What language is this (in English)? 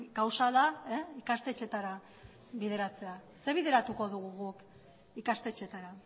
Basque